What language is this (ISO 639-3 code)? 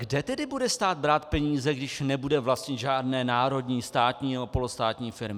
ces